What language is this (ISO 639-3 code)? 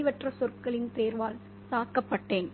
tam